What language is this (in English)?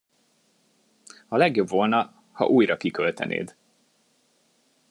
Hungarian